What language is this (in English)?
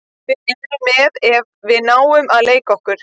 Icelandic